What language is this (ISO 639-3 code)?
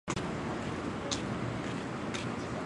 zho